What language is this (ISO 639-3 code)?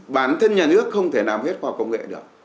vie